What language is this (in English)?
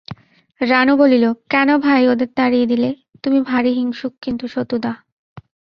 Bangla